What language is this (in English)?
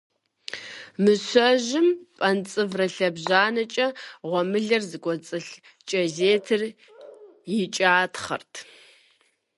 Kabardian